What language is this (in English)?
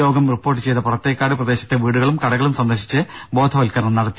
Malayalam